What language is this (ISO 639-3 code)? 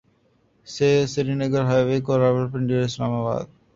urd